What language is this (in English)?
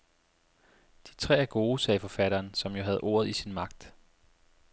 Danish